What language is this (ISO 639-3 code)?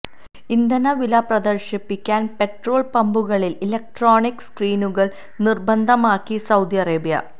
mal